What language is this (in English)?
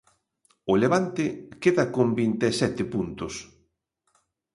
Galician